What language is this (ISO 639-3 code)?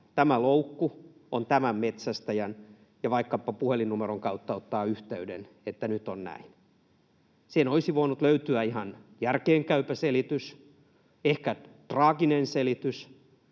fin